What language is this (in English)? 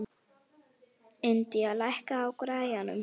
Icelandic